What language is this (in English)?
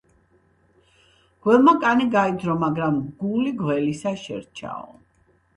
Georgian